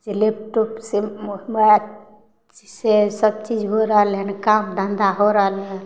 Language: Maithili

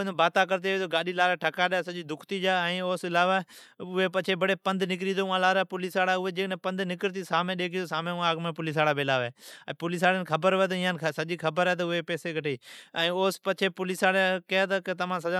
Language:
Od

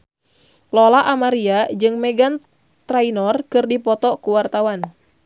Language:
Sundanese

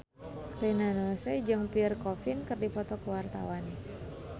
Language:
Sundanese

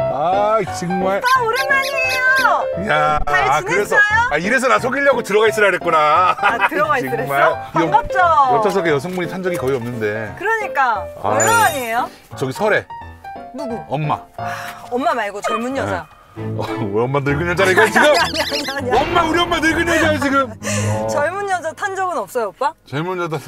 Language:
Korean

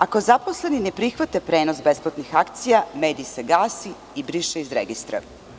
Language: Serbian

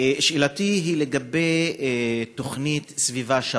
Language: Hebrew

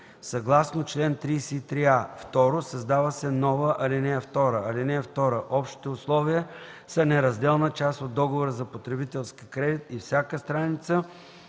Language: Bulgarian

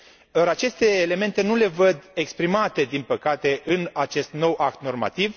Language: Romanian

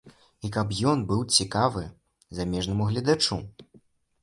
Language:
Belarusian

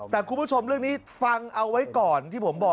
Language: Thai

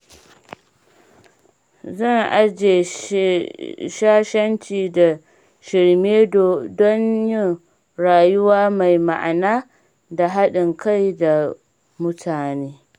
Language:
Hausa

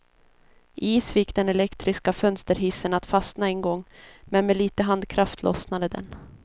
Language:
Swedish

